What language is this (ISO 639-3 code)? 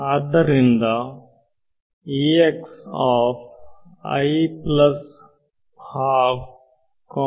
kan